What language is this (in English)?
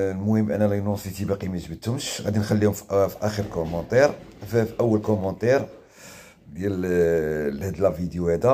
Arabic